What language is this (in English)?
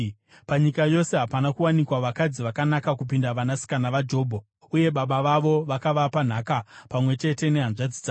Shona